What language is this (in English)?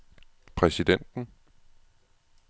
Danish